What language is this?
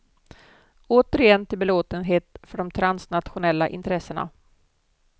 Swedish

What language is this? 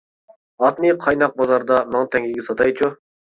Uyghur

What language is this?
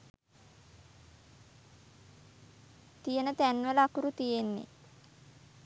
Sinhala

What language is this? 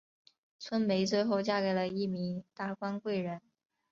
Chinese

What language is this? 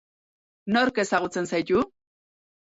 Basque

